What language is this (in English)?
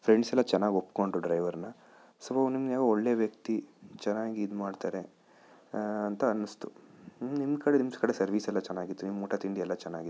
Kannada